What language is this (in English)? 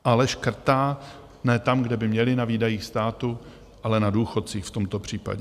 Czech